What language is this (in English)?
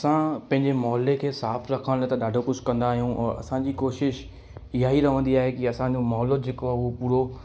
Sindhi